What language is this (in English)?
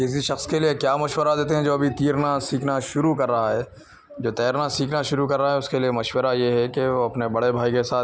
Urdu